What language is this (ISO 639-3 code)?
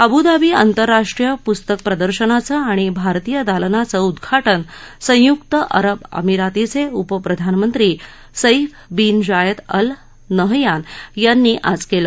mar